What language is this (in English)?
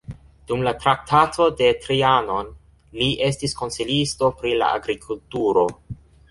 Esperanto